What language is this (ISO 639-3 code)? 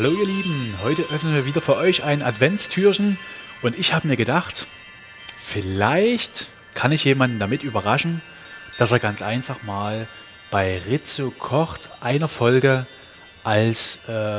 deu